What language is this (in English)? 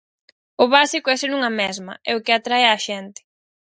Galician